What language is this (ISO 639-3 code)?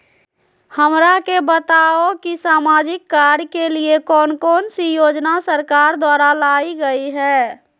mag